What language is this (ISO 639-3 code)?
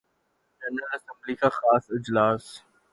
urd